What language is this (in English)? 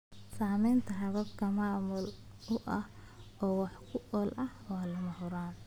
Somali